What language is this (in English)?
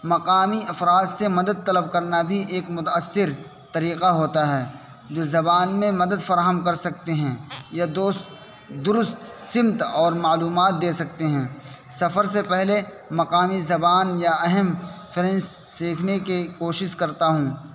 Urdu